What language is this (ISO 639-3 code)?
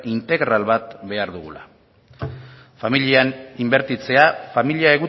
eus